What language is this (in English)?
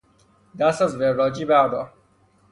Persian